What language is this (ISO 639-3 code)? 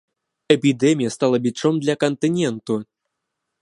bel